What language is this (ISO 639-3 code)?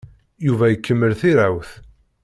kab